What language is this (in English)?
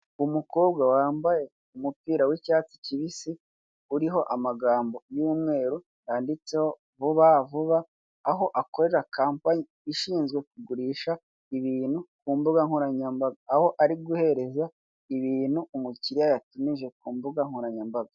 Kinyarwanda